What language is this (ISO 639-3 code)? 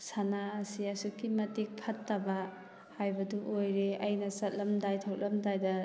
mni